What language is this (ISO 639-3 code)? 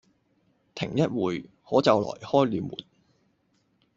yue